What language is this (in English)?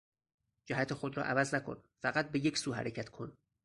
Persian